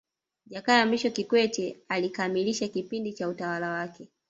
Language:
Swahili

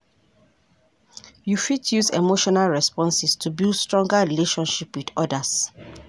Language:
Nigerian Pidgin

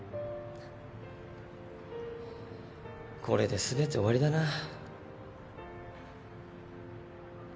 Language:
Japanese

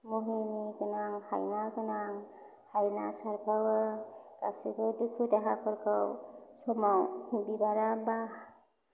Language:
Bodo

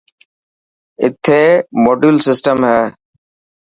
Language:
Dhatki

